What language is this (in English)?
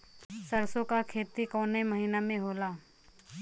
Bhojpuri